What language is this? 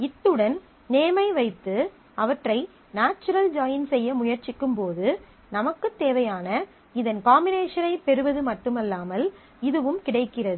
Tamil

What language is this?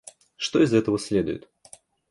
Russian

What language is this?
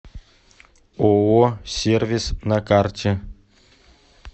Russian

